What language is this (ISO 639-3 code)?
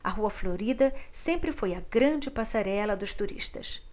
por